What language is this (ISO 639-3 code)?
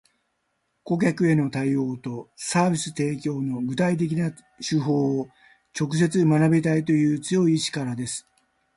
jpn